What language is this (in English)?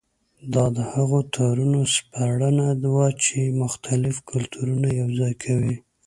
Pashto